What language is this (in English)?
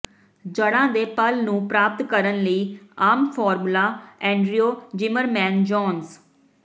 Punjabi